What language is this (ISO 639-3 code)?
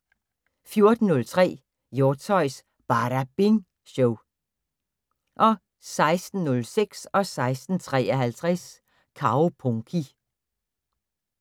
dan